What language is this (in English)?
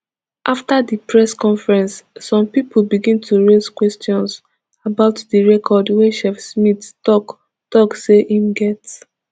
Nigerian Pidgin